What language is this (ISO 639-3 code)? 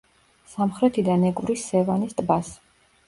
kat